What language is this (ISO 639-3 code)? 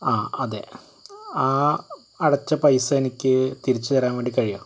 mal